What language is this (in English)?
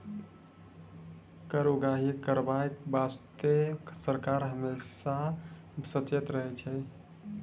Maithili